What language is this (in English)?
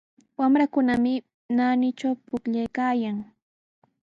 Sihuas Ancash Quechua